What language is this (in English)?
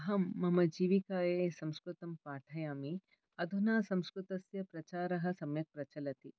Sanskrit